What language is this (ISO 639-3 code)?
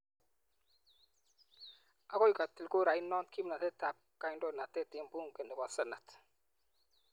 kln